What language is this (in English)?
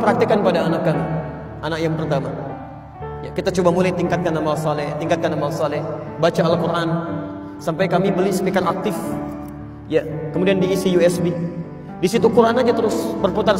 Indonesian